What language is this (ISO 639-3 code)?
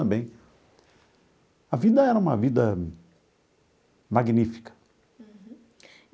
por